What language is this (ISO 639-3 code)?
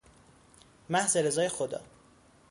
fas